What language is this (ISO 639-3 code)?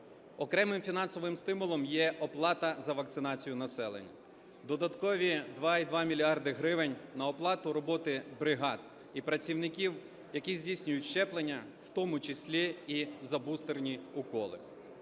ukr